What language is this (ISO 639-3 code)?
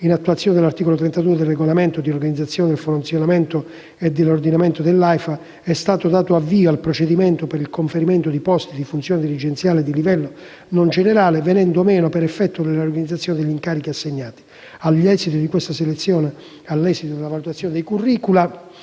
ita